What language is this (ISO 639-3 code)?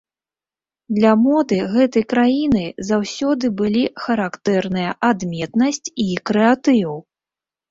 bel